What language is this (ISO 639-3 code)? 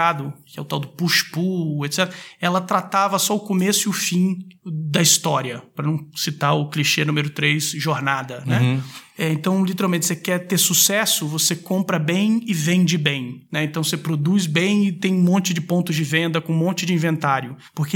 por